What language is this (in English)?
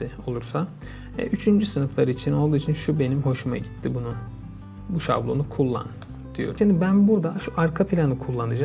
Turkish